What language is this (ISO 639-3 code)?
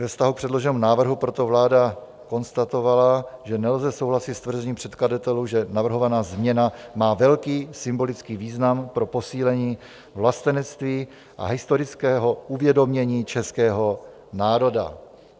ces